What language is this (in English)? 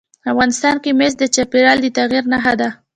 Pashto